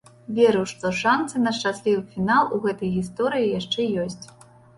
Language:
Belarusian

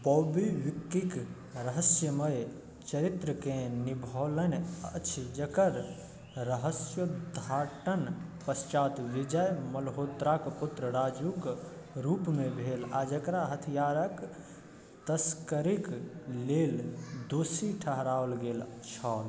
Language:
Maithili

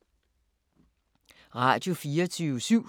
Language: Danish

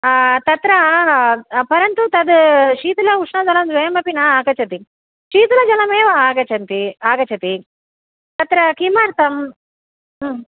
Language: Sanskrit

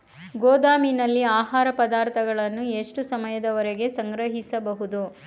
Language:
Kannada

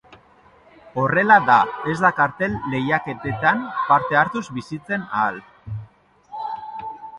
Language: Basque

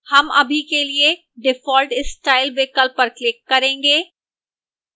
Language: Hindi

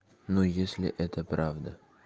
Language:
Russian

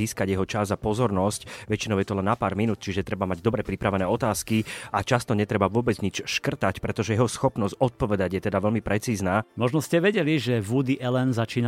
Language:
Slovak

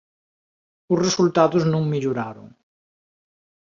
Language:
Galician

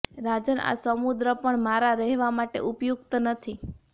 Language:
Gujarati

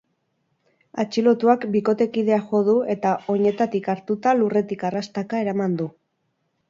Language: Basque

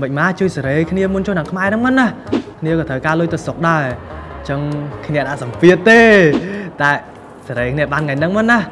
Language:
Thai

